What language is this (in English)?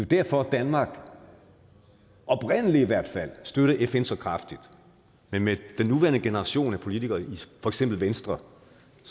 Danish